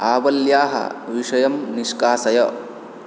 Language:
Sanskrit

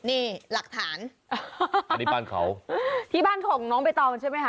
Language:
Thai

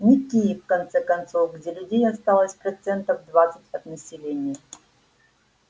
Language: Russian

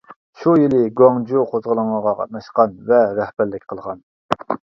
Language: Uyghur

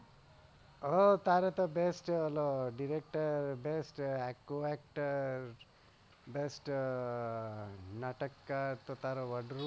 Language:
Gujarati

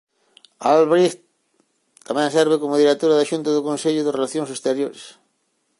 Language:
Galician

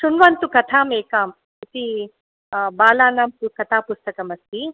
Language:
Sanskrit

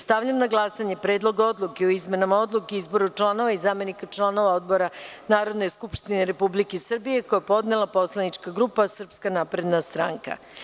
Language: Serbian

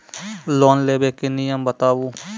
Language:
Maithili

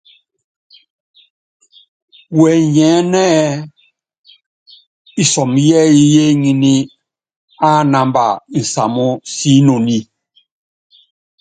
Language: Yangben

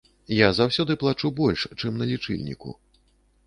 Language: Belarusian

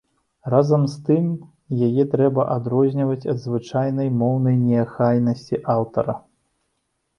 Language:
Belarusian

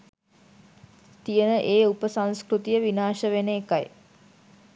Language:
Sinhala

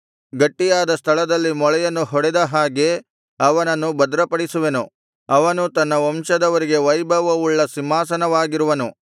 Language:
Kannada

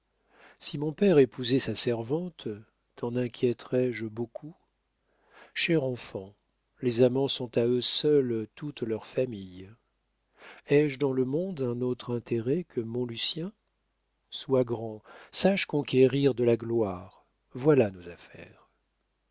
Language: French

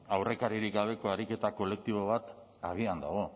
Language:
Basque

